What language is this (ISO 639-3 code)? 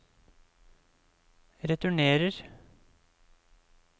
nor